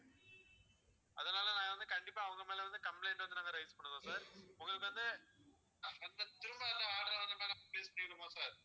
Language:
Tamil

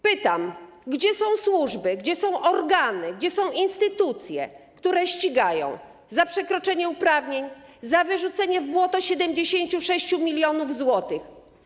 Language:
Polish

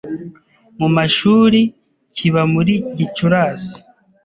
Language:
Kinyarwanda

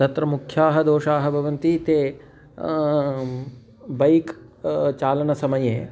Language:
Sanskrit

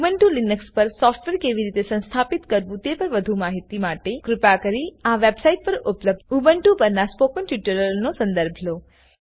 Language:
Gujarati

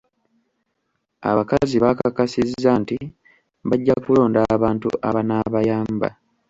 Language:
Ganda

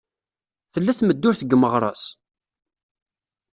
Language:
Kabyle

